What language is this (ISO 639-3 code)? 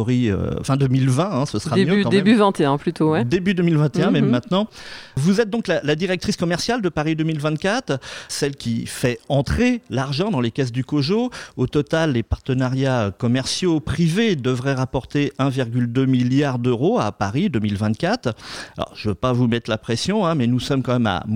fra